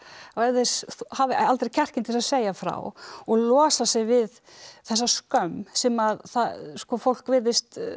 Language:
Icelandic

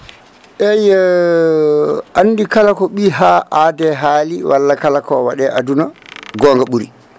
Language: Fula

